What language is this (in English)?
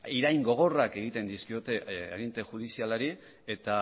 Basque